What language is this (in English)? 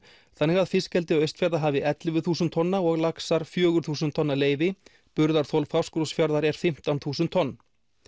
Icelandic